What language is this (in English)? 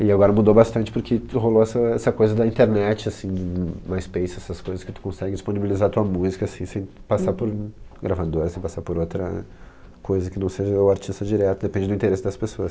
Portuguese